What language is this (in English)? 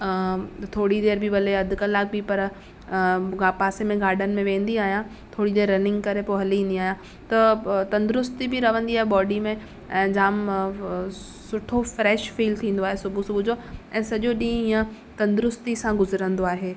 Sindhi